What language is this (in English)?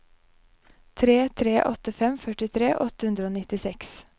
Norwegian